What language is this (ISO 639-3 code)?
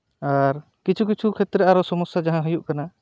sat